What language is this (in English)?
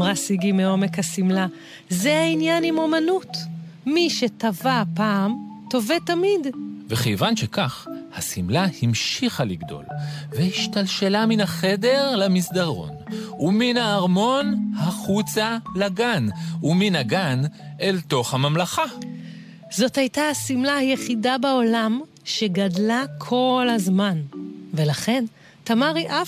Hebrew